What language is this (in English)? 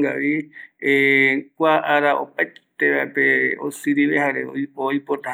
Eastern Bolivian Guaraní